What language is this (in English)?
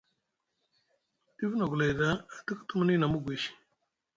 Musgu